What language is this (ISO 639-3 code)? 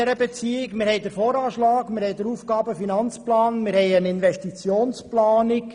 gsw